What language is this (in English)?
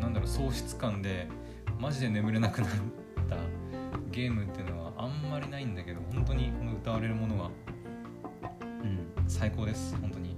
Japanese